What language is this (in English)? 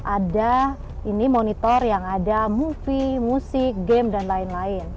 Indonesian